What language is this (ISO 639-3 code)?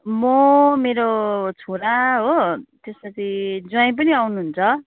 nep